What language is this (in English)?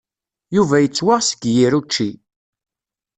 Kabyle